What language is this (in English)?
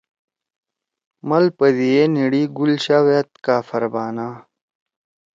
Torwali